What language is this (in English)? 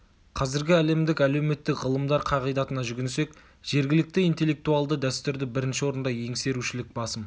Kazakh